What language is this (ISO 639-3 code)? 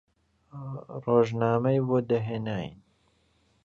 ckb